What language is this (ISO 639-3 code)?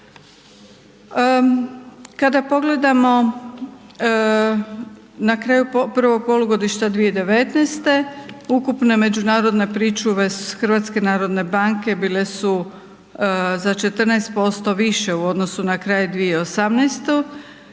hrv